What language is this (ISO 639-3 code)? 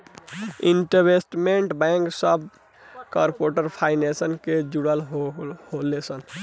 bho